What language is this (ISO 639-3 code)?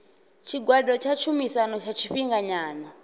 ven